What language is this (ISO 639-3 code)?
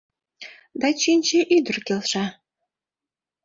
chm